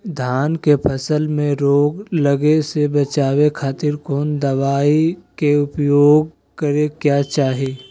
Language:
Magahi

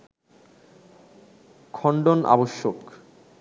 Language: Bangla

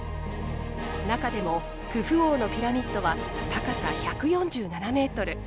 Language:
Japanese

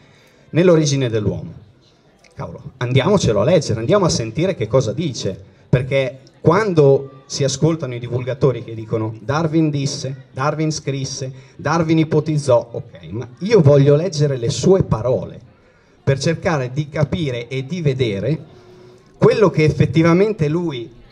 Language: Italian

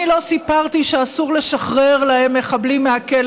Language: Hebrew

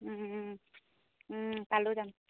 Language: Assamese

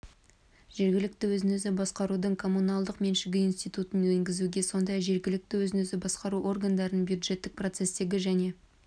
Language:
Kazakh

